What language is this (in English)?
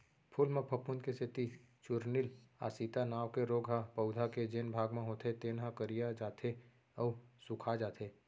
Chhattisgarhi